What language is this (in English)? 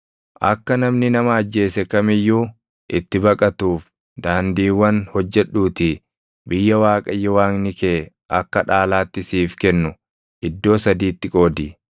Oromo